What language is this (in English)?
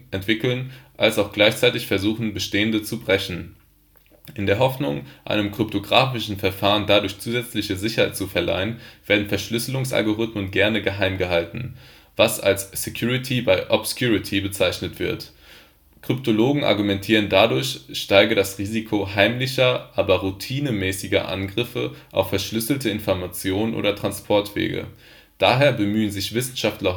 German